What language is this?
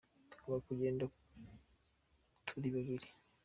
Kinyarwanda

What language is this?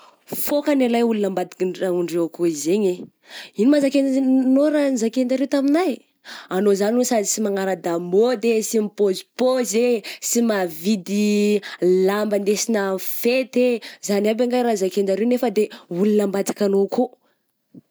Southern Betsimisaraka Malagasy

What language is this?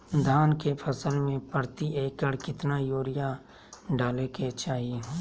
Magahi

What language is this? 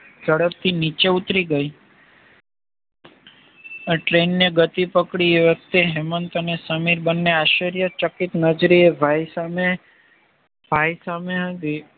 Gujarati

